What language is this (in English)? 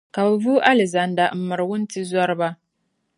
Dagbani